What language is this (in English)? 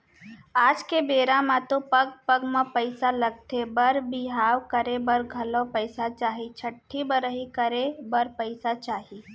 Chhattisgarhi